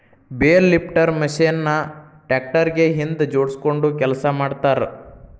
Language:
Kannada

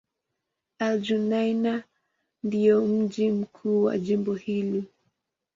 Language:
Swahili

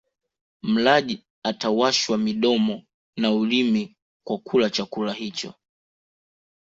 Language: Swahili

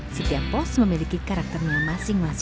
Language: Indonesian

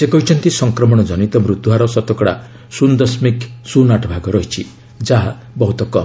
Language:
Odia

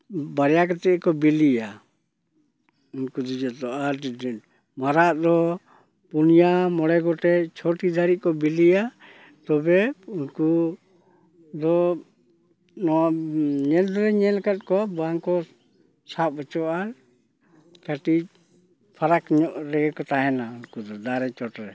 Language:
Santali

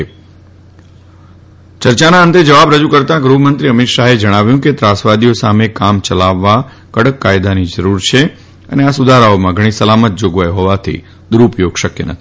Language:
Gujarati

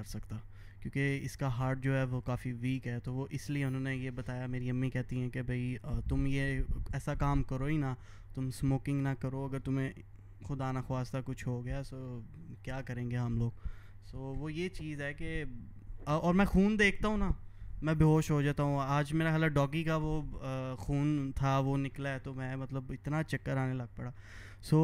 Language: Urdu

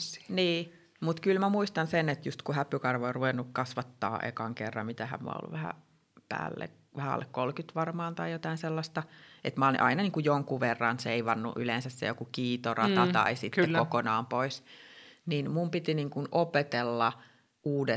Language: Finnish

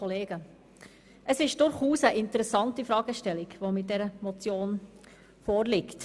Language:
Swiss German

